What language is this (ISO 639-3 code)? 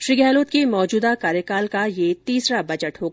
hin